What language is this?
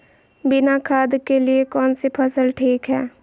Magahi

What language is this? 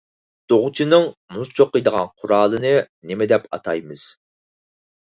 Uyghur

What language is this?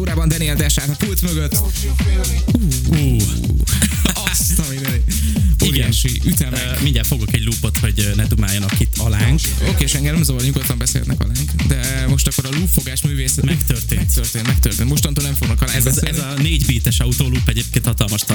Hungarian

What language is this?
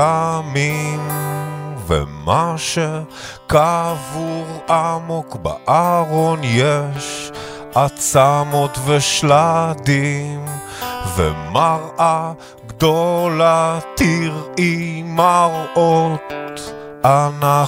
Hebrew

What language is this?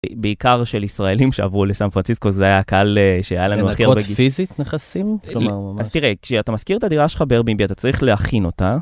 Hebrew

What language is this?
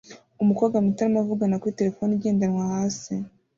Kinyarwanda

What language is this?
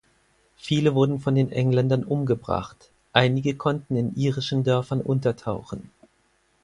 German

